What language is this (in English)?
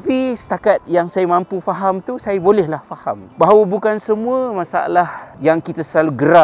Malay